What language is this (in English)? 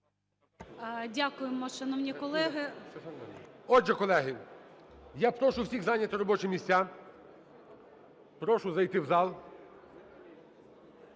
Ukrainian